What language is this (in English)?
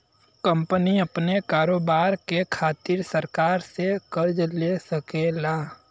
Bhojpuri